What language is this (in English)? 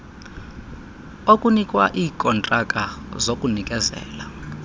Xhosa